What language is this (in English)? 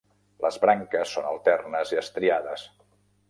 Catalan